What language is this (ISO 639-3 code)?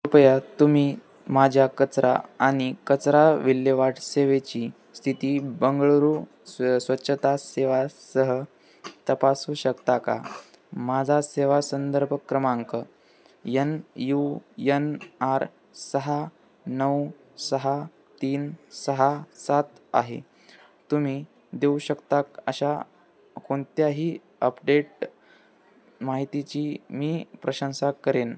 mar